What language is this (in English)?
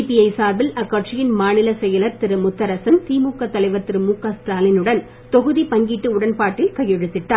Tamil